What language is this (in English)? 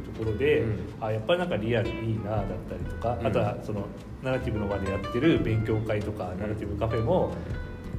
Japanese